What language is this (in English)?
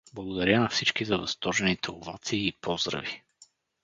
Bulgarian